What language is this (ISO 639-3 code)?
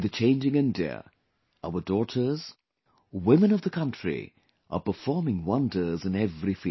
eng